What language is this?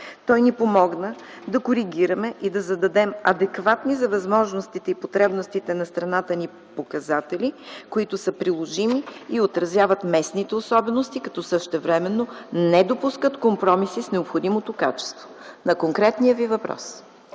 Bulgarian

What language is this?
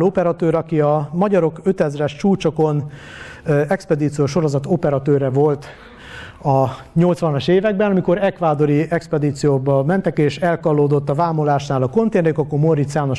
Hungarian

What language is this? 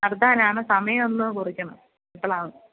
Malayalam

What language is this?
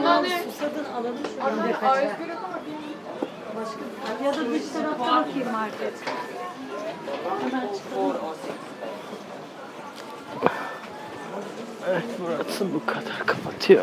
Turkish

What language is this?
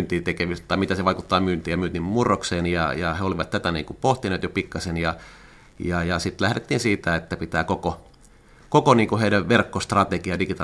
Finnish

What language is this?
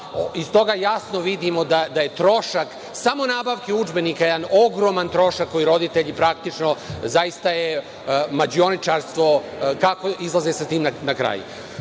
Serbian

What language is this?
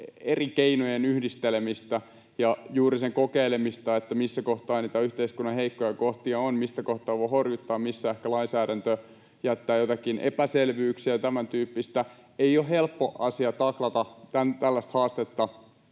Finnish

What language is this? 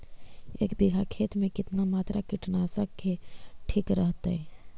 Magahi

